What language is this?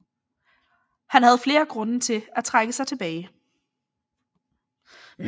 Danish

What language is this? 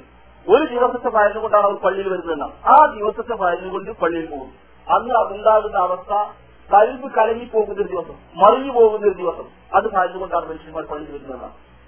Malayalam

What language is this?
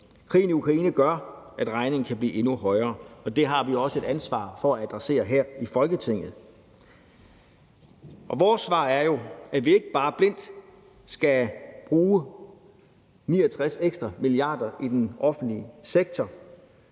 Danish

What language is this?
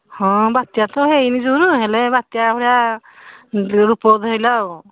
Odia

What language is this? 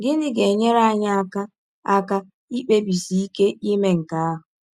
Igbo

